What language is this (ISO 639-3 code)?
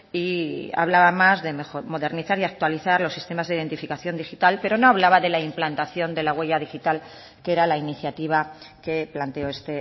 spa